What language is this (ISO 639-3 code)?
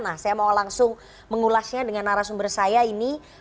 ind